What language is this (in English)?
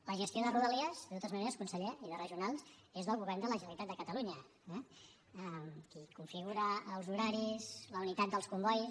Catalan